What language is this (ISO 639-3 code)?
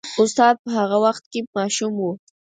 pus